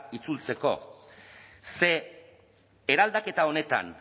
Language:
Basque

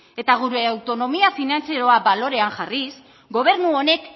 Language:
Basque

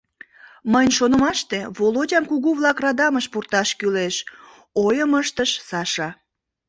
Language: Mari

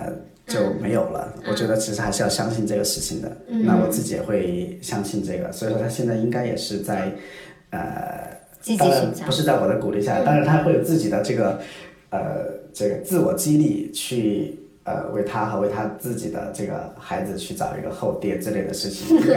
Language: Chinese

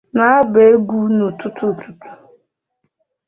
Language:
Igbo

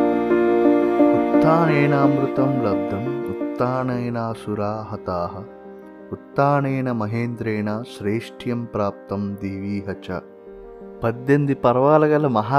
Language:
Telugu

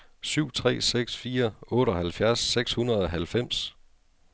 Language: Danish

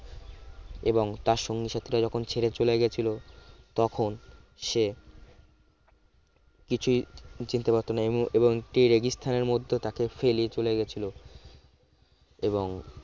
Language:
Bangla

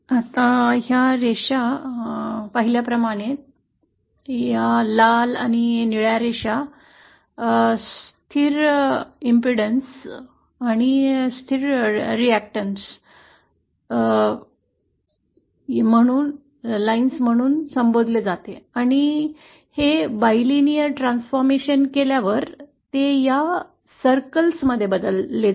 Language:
Marathi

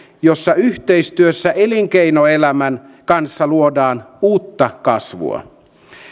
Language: Finnish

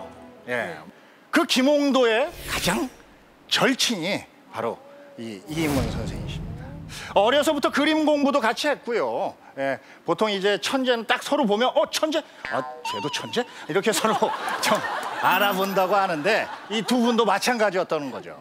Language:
Korean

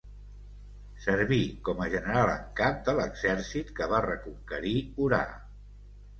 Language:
Catalan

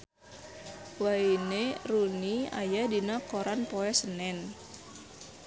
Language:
Sundanese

